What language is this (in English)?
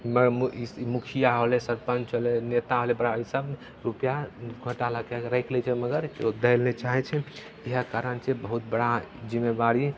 Maithili